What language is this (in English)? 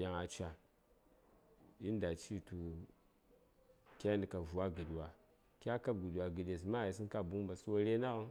Saya